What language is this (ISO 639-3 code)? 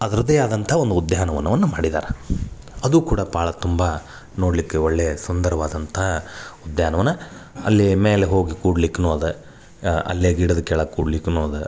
kan